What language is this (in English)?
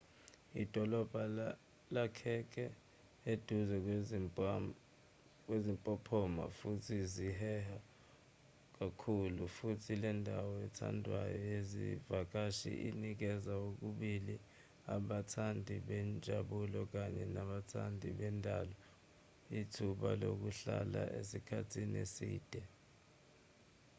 Zulu